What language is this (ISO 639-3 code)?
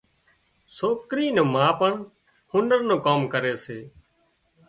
kxp